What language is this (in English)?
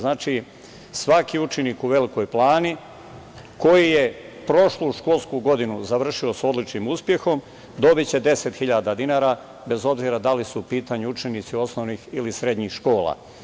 Serbian